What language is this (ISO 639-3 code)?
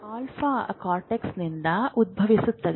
kan